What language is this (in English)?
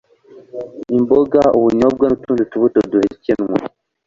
Kinyarwanda